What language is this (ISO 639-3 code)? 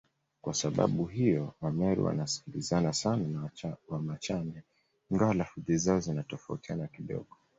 swa